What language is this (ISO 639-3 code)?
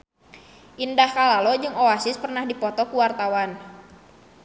sun